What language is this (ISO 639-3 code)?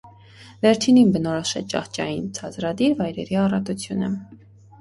hye